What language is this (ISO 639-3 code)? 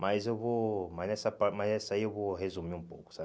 por